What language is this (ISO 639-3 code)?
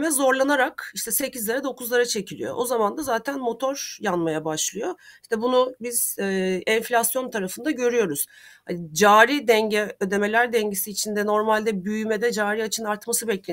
tur